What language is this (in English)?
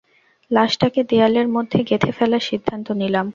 Bangla